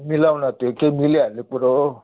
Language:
Nepali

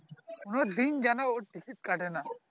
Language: Bangla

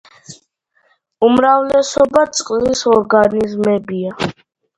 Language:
Georgian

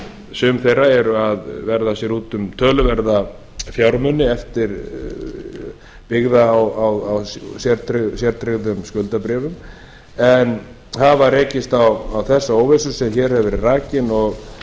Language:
Icelandic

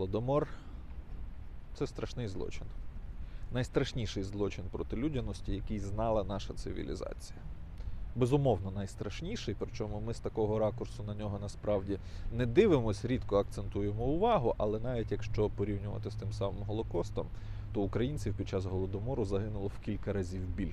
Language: Ukrainian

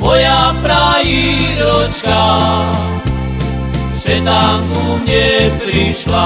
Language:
Slovak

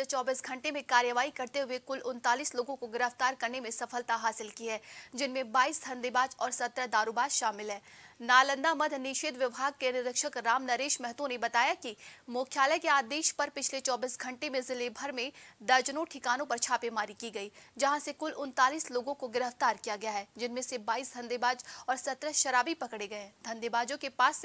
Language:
Hindi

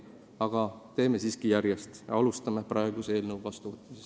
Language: Estonian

